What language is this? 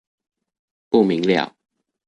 Chinese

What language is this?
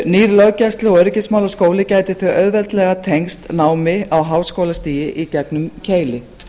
Icelandic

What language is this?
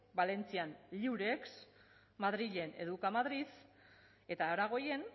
Basque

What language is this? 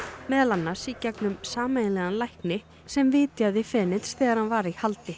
Icelandic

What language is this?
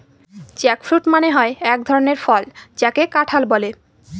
Bangla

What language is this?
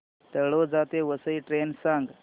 Marathi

